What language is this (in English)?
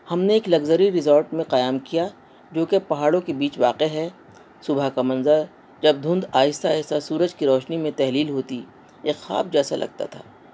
Urdu